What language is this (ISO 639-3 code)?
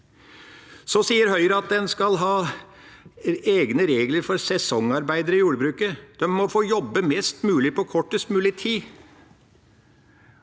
nor